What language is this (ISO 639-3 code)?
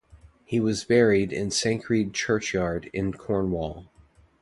eng